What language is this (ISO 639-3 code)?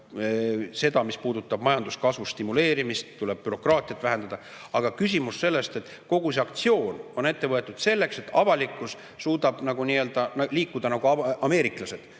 est